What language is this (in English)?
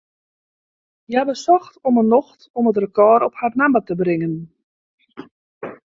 Western Frisian